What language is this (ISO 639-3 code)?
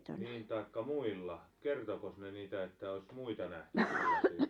fin